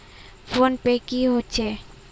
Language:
Magahi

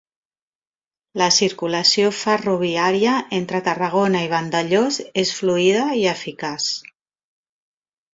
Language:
Catalan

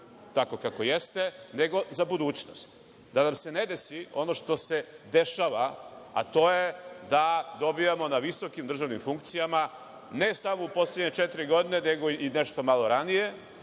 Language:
Serbian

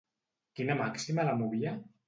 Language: Catalan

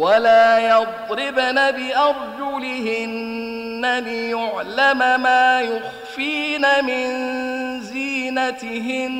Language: Arabic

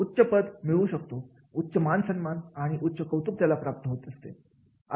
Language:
Marathi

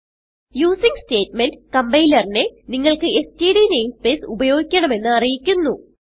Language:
Malayalam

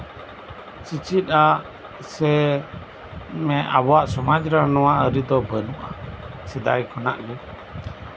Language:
Santali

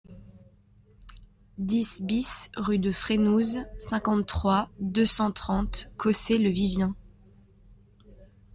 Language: French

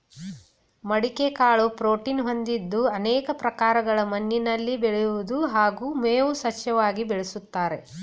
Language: Kannada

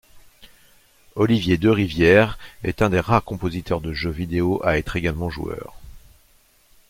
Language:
French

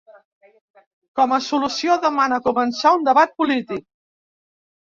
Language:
Catalan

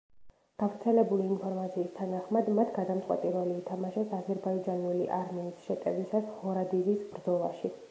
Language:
Georgian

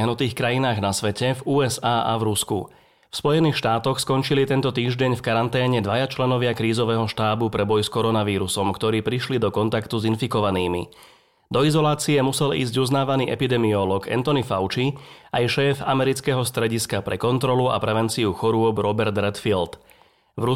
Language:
Slovak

